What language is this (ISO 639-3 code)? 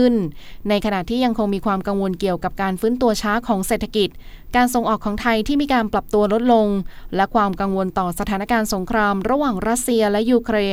tha